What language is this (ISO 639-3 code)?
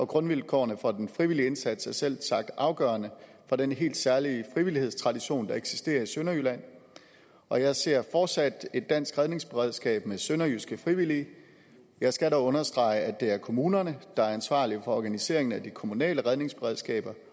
dan